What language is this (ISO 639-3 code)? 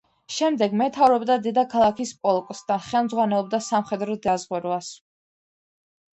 kat